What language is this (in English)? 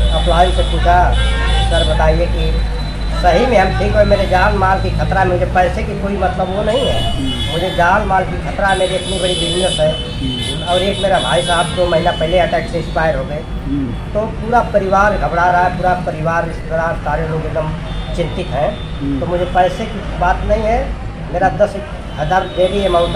Hindi